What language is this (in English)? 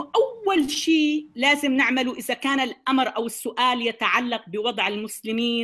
Arabic